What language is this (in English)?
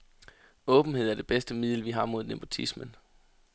Danish